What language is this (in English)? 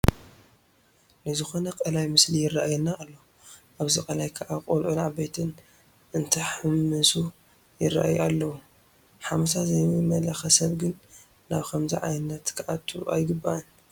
Tigrinya